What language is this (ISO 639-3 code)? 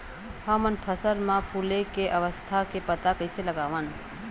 hne